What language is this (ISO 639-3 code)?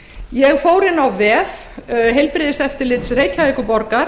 isl